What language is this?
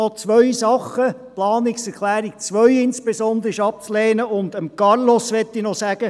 Swiss German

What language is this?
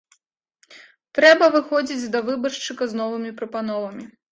Belarusian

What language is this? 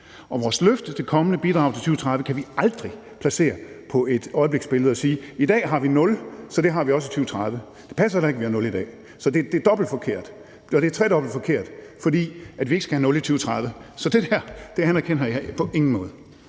Danish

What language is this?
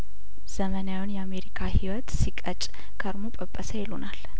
Amharic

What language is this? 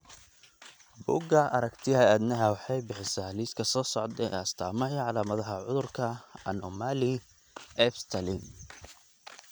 Somali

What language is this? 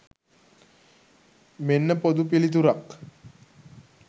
Sinhala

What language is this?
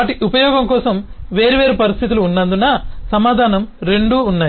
Telugu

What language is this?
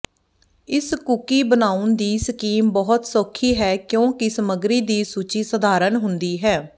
Punjabi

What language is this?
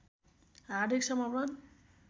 Nepali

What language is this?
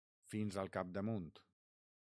Catalan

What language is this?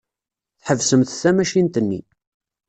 Kabyle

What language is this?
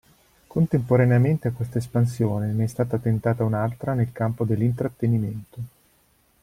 Italian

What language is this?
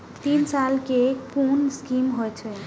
Maithili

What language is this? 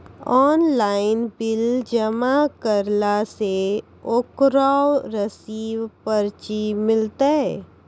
Maithili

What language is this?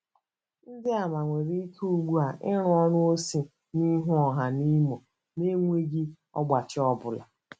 Igbo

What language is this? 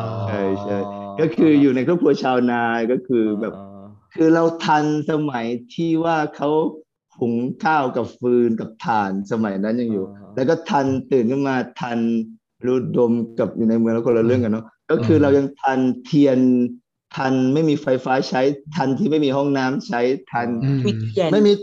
Thai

